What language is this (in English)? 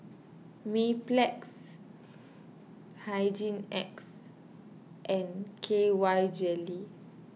English